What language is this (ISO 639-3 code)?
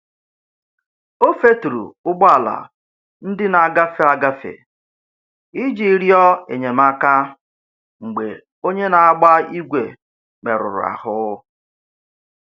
ibo